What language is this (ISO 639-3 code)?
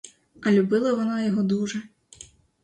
ukr